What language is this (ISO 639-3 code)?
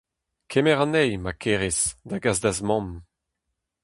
bre